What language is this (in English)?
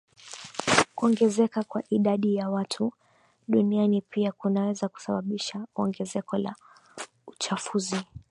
Swahili